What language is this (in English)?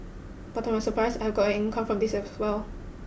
English